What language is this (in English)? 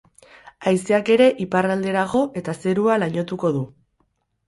Basque